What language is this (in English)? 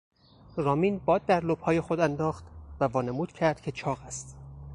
Persian